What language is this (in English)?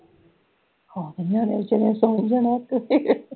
Punjabi